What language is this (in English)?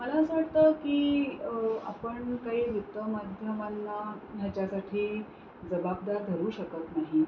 Marathi